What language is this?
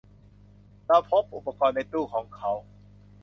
Thai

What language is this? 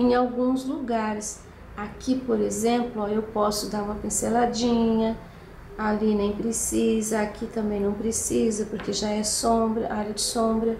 Portuguese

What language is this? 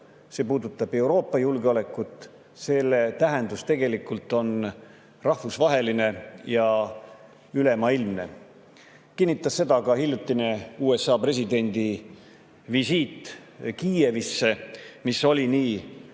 Estonian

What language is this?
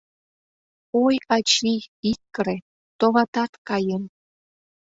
Mari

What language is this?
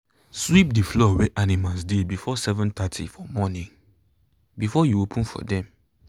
Nigerian Pidgin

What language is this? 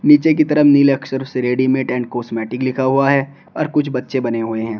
Hindi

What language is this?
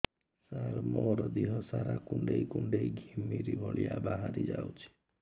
Odia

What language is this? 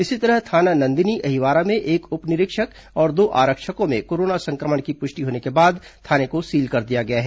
Hindi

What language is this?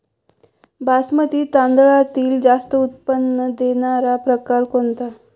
Marathi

